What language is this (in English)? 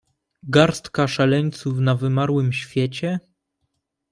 Polish